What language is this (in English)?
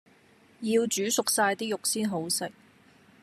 Cantonese